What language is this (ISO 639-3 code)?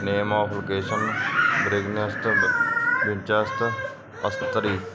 pan